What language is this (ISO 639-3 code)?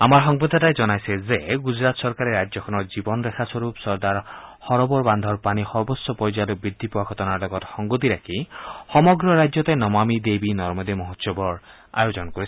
asm